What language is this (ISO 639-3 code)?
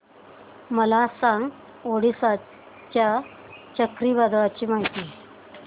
mar